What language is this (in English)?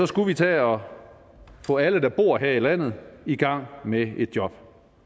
Danish